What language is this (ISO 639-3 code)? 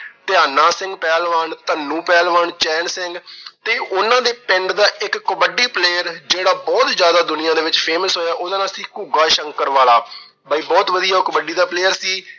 pan